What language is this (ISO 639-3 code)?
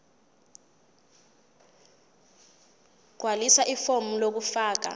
zul